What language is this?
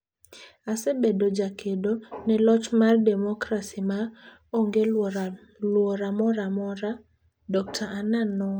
Luo (Kenya and Tanzania)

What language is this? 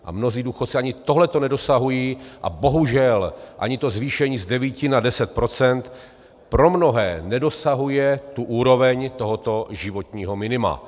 Czech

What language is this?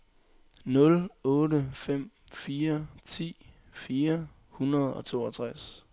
Danish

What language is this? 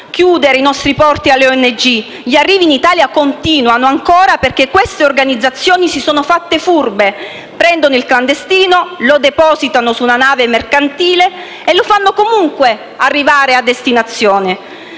Italian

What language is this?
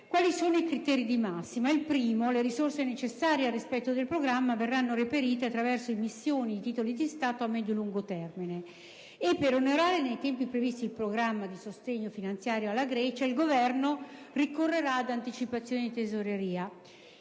Italian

